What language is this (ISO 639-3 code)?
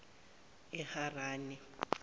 zul